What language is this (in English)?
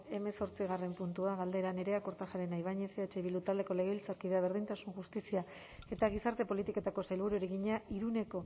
Basque